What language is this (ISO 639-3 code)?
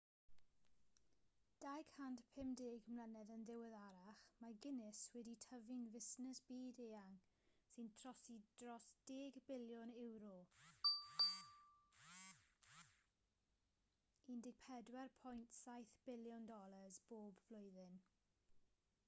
cym